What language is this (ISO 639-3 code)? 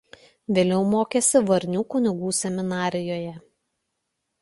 lit